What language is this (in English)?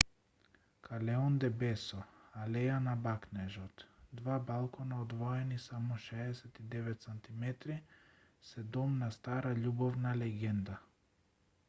Macedonian